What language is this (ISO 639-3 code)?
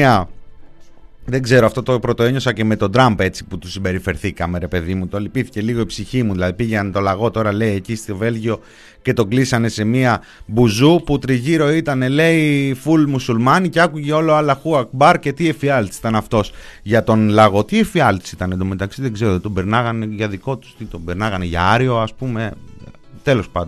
ell